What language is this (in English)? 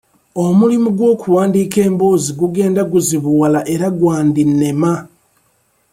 Ganda